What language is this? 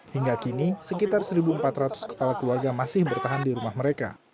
Indonesian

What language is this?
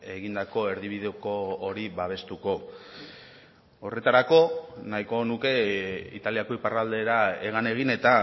Basque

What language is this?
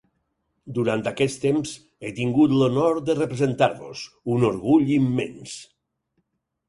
Catalan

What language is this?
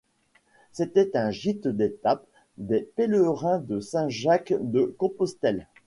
French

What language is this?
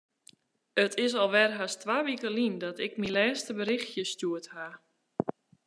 Western Frisian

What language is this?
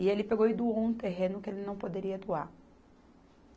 Portuguese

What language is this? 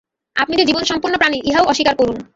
Bangla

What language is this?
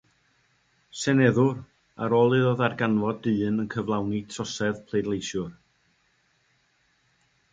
Welsh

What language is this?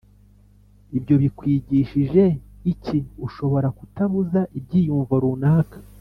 Kinyarwanda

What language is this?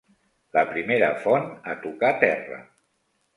Catalan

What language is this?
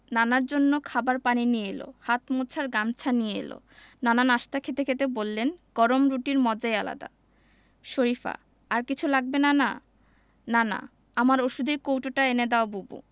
Bangla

